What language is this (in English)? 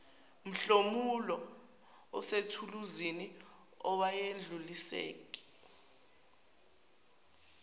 Zulu